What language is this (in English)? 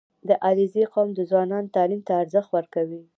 Pashto